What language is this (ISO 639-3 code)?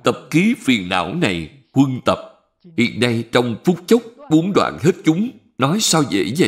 vie